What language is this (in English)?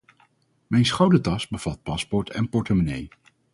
Dutch